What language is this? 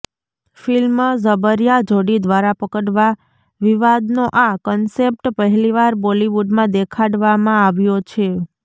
Gujarati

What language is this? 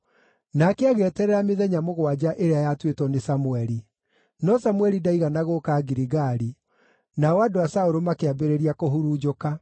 Kikuyu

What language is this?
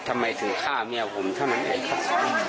Thai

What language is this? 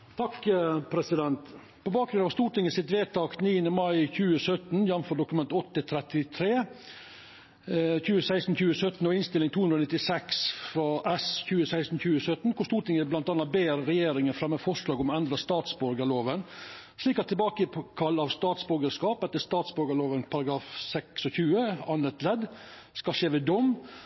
Norwegian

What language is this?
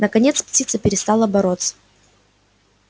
Russian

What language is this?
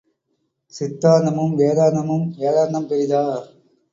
Tamil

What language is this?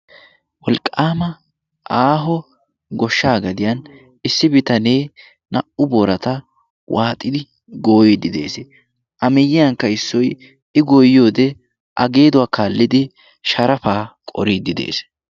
Wolaytta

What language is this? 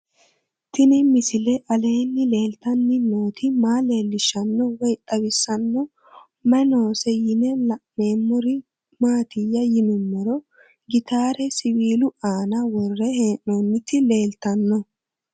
Sidamo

